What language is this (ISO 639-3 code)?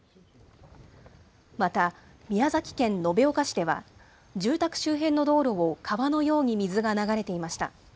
jpn